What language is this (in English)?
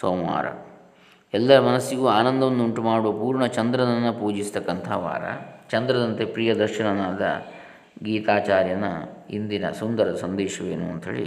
Kannada